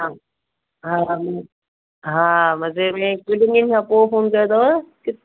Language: Sindhi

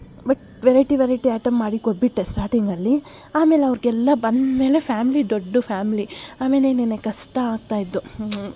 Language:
Kannada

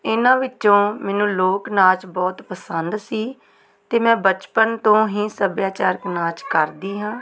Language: Punjabi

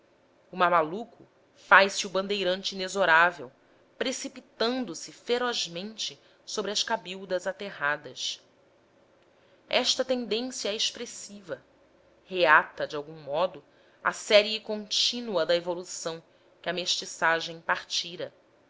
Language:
Portuguese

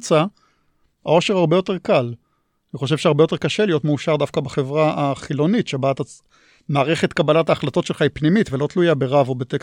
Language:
Hebrew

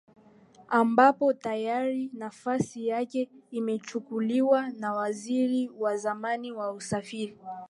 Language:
Swahili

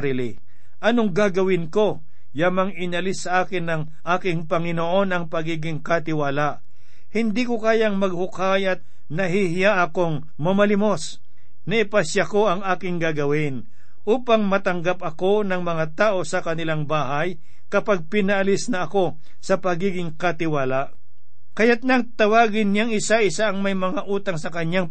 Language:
Filipino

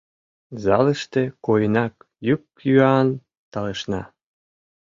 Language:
Mari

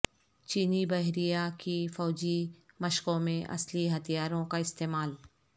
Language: Urdu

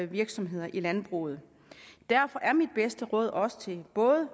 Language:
Danish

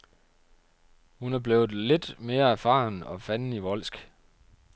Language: Danish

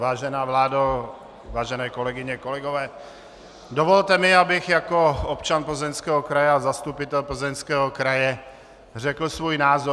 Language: Czech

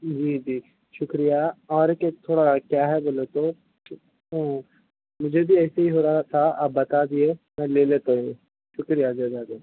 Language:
Urdu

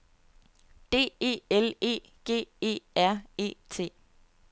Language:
Danish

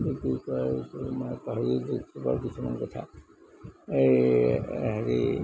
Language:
Assamese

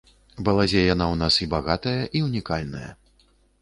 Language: Belarusian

